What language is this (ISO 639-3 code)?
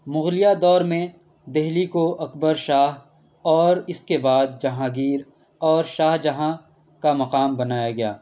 urd